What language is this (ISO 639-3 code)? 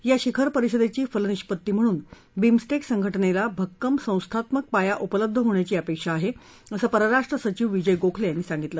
mar